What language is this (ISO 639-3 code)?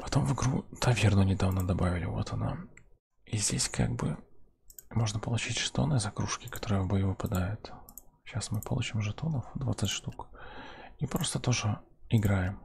rus